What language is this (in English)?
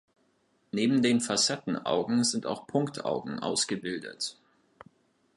German